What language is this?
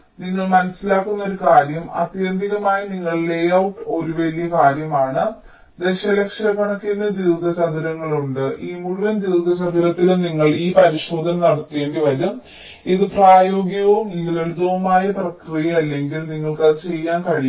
Malayalam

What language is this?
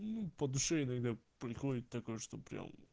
Russian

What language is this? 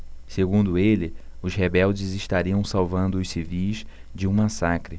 Portuguese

